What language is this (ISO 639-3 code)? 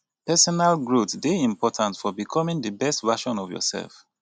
pcm